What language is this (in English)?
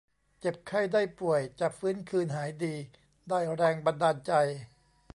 Thai